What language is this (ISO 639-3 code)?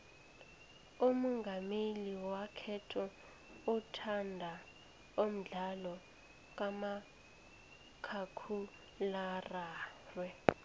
nbl